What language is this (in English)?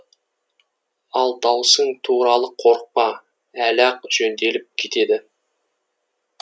Kazakh